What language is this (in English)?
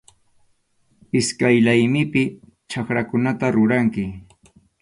Arequipa-La Unión Quechua